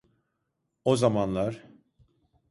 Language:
Turkish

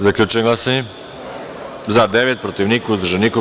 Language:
Serbian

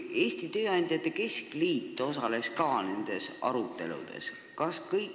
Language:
Estonian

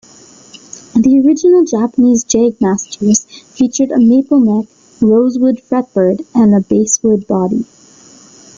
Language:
English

